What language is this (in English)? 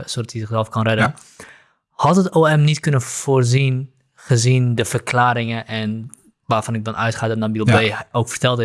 Dutch